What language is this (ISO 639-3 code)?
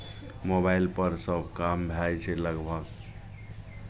mai